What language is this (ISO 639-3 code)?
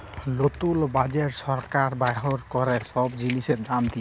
ben